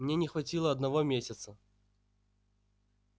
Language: Russian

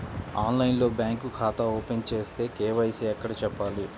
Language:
Telugu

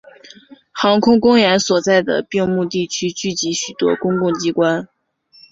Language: Chinese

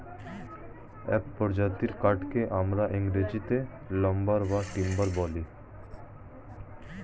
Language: Bangla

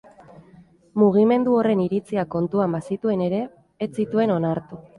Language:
Basque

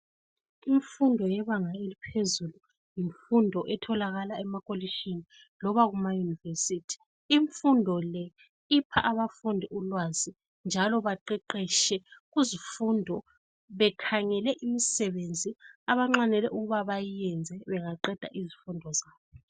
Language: North Ndebele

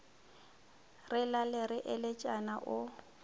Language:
Northern Sotho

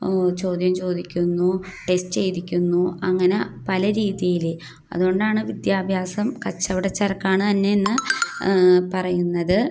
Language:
Malayalam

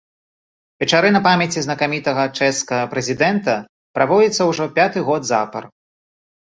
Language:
Belarusian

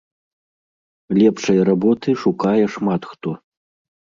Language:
Belarusian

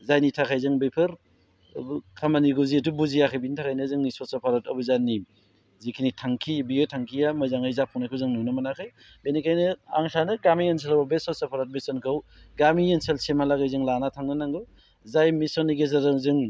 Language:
Bodo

